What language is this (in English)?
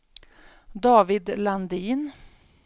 Swedish